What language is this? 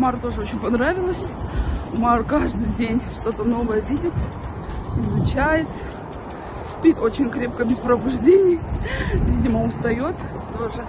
Russian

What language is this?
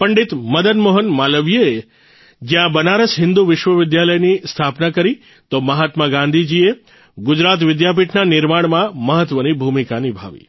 Gujarati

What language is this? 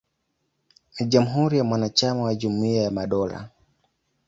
Swahili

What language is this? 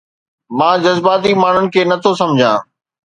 Sindhi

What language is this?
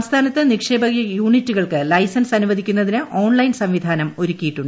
Malayalam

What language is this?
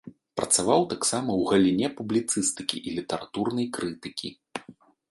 Belarusian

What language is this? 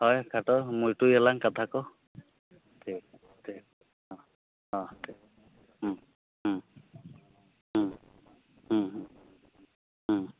Santali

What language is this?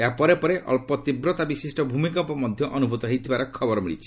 Odia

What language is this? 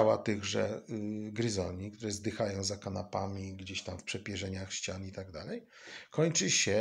Polish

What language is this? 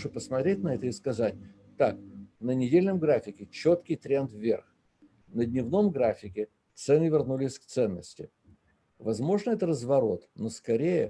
Russian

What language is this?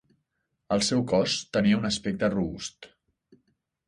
Catalan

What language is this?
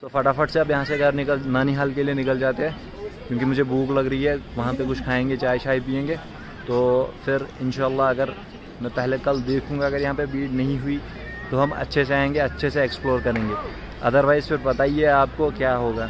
Hindi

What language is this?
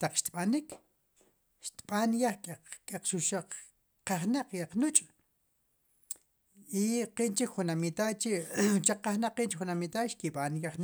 Sipacapense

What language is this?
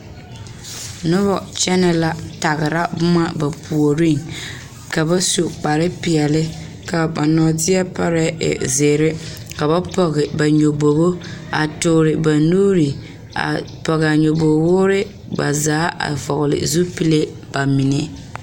Southern Dagaare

